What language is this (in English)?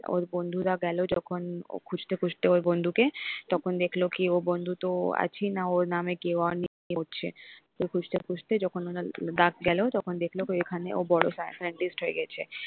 Bangla